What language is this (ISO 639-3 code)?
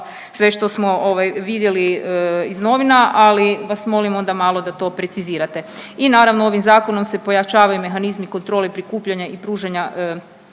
hrv